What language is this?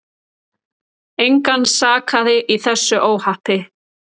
Icelandic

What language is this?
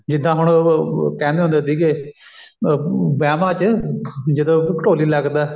Punjabi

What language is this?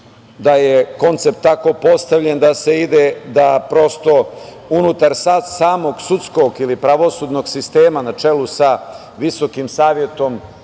Serbian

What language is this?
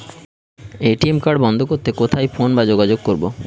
Bangla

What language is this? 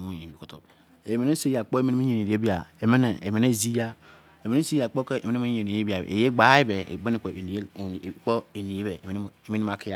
Izon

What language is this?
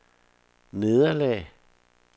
Danish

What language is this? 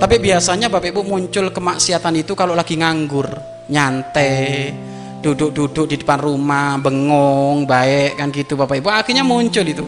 Indonesian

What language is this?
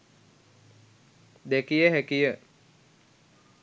Sinhala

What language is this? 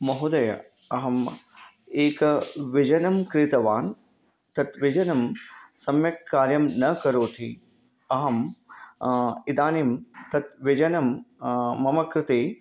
Sanskrit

